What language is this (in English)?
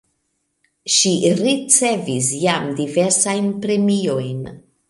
Esperanto